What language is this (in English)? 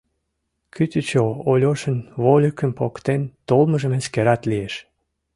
Mari